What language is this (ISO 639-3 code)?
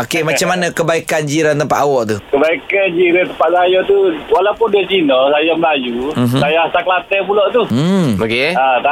msa